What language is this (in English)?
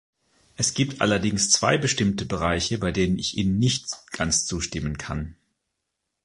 German